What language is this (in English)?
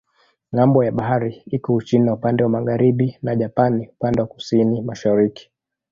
Swahili